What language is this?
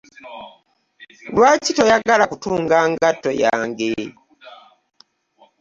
Ganda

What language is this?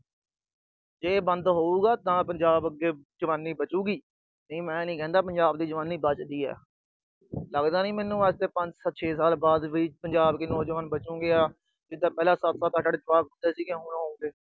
Punjabi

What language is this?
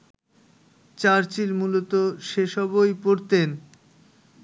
Bangla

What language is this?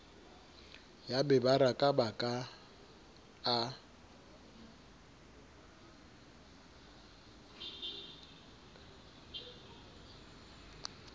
Southern Sotho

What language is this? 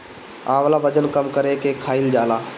Bhojpuri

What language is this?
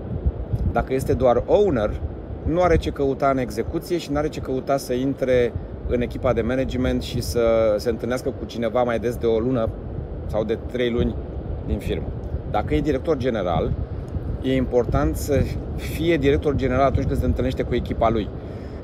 Romanian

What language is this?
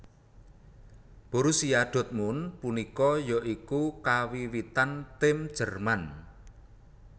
Javanese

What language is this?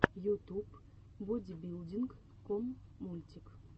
Russian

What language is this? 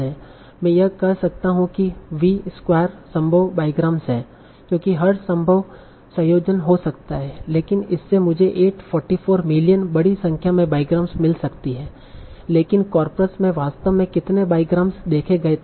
Hindi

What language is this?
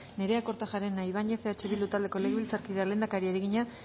Basque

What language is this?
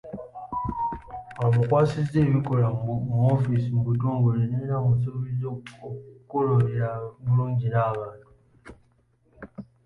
Ganda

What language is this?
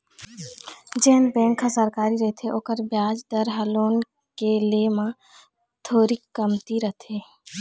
Chhattisgarhi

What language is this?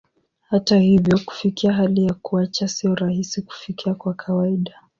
Swahili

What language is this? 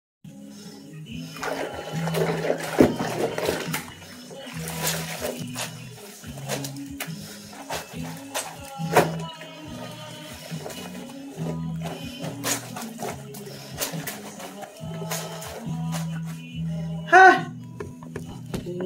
Indonesian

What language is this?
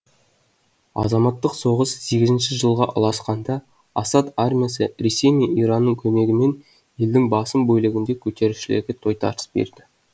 Kazakh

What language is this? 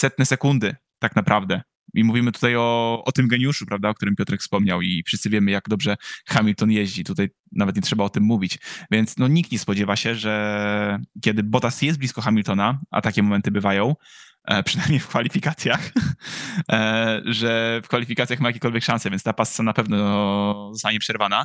Polish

